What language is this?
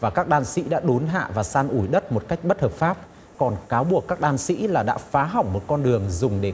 Vietnamese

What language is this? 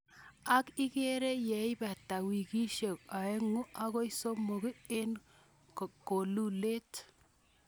Kalenjin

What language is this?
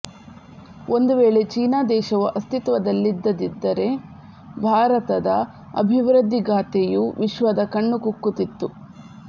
Kannada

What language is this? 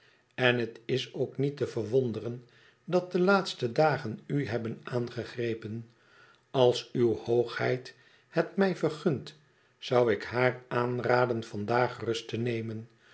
Dutch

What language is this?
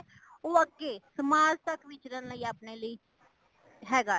Punjabi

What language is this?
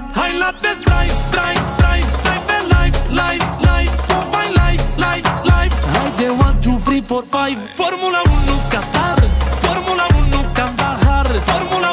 Romanian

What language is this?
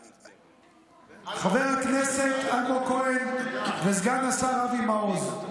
Hebrew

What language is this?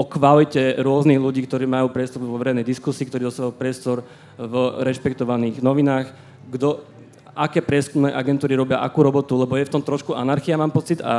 Slovak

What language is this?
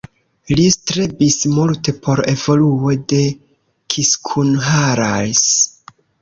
Esperanto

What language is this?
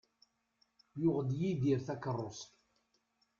Kabyle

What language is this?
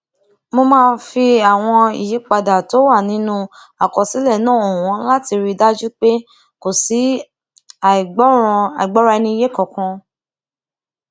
Yoruba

